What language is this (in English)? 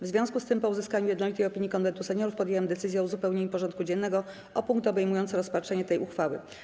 Polish